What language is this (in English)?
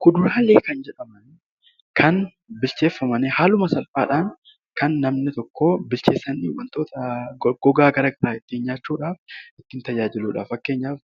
Oromo